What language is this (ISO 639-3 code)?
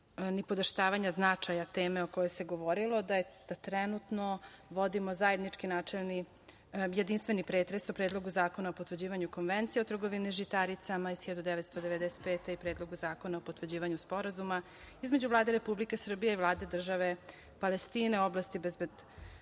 srp